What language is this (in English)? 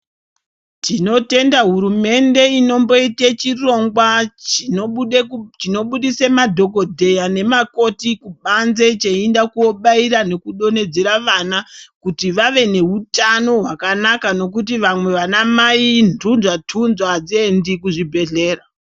Ndau